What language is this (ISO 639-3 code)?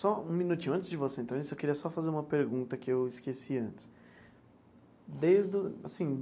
por